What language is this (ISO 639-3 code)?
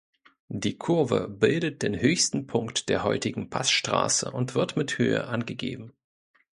deu